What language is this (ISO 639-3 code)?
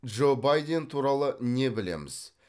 kaz